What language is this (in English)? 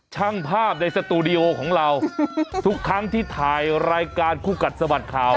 Thai